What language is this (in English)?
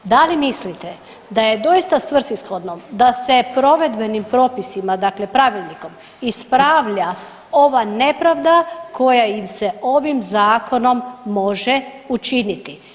Croatian